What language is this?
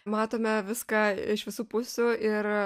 Lithuanian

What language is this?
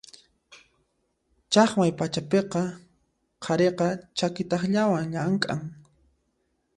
Puno Quechua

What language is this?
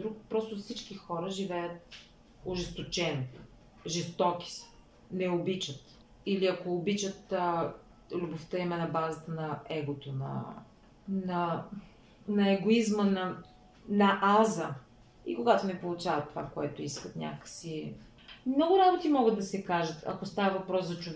Bulgarian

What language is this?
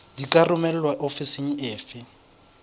Southern Sotho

